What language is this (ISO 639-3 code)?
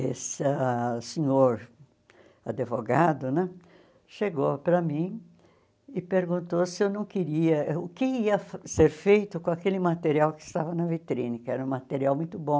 por